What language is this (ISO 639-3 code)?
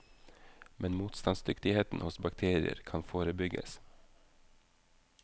nor